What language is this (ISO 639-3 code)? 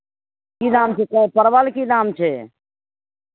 mai